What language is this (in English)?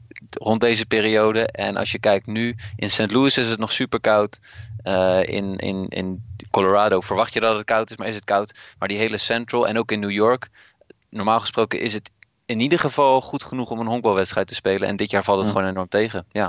Dutch